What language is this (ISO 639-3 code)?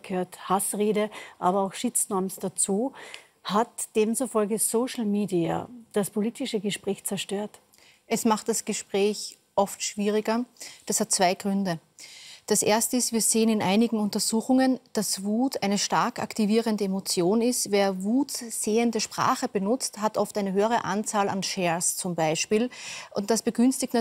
deu